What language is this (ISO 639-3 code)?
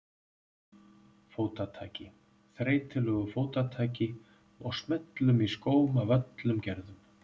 isl